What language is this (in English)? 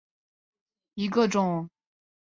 Chinese